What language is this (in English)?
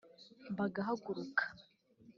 Kinyarwanda